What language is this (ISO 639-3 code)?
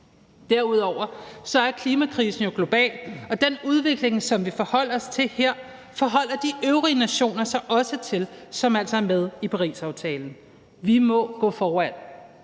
dan